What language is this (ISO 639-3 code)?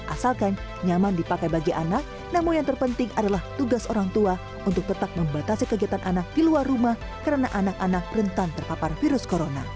ind